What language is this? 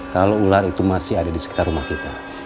Indonesian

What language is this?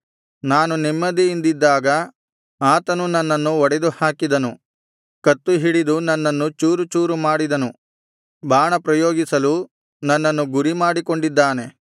Kannada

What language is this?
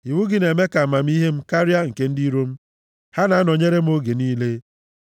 Igbo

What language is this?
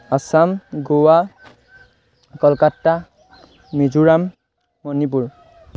Assamese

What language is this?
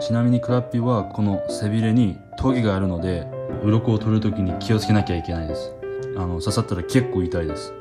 Japanese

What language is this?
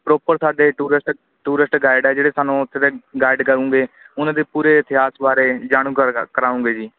Punjabi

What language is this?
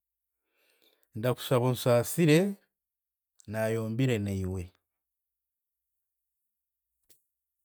Chiga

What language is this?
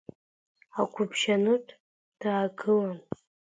Abkhazian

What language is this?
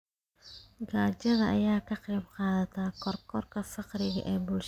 Somali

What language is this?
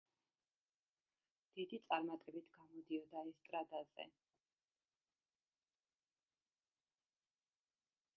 Georgian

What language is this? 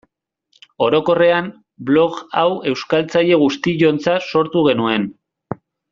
Basque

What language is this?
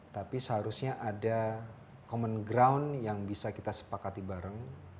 Indonesian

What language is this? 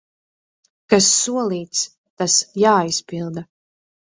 Latvian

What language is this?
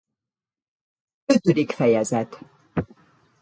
Hungarian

